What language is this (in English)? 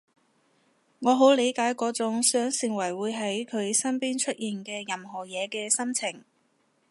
Cantonese